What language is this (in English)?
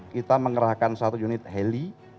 Indonesian